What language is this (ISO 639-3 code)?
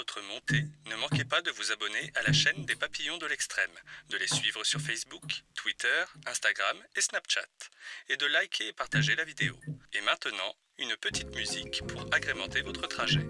fra